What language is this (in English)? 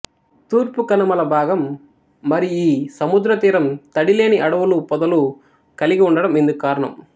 Telugu